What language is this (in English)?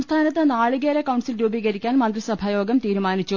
Malayalam